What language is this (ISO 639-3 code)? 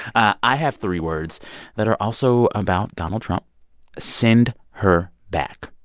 eng